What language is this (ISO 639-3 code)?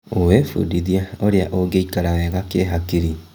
kik